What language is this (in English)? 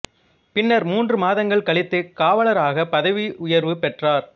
Tamil